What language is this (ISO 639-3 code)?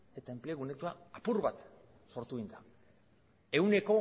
eus